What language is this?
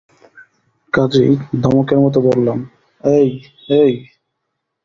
Bangla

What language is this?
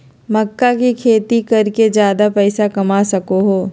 Magahi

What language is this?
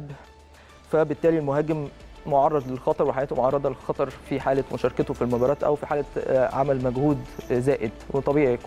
Arabic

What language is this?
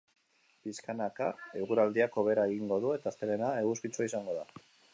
Basque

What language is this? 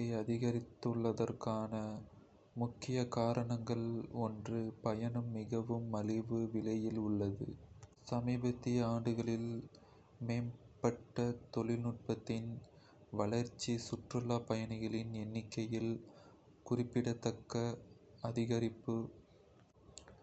Kota (India)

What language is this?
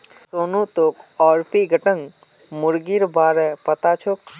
Magahi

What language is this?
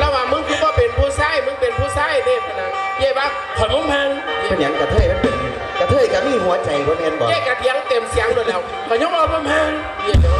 Thai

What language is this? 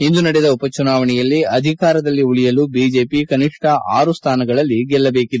Kannada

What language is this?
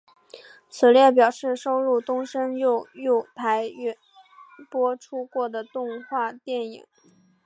Chinese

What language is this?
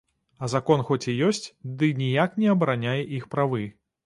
Belarusian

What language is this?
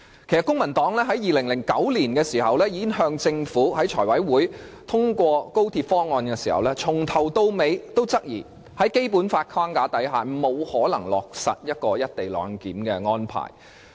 Cantonese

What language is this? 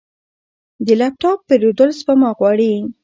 Pashto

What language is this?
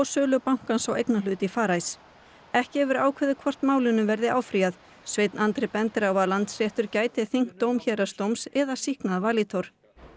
Icelandic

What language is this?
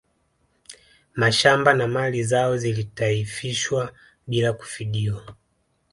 Swahili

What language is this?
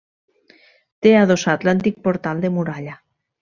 Catalan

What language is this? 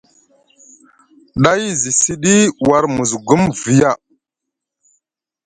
Musgu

